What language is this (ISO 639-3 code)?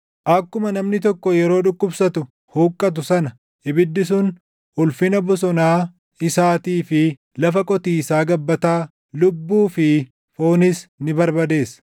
orm